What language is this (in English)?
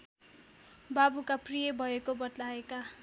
Nepali